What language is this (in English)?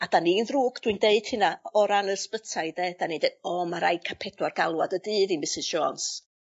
Welsh